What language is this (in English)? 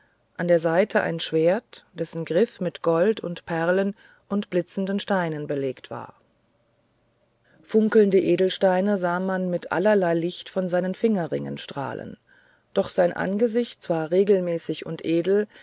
German